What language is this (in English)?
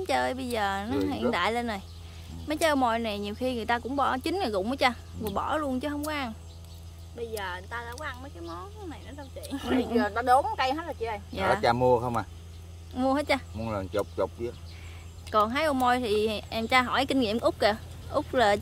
Vietnamese